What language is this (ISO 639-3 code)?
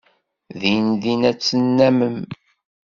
kab